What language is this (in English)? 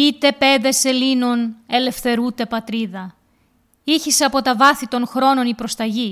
Greek